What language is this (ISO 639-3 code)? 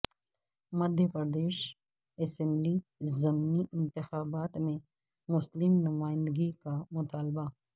urd